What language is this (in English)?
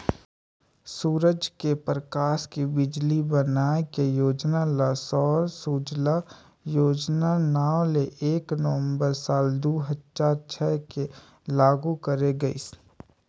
Chhattisgarhi